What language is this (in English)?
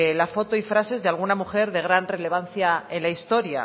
Spanish